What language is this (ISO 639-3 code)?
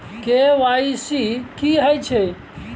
mai